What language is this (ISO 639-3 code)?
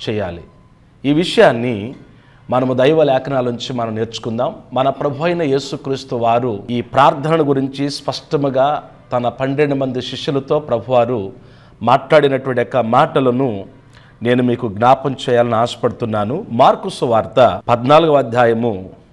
tel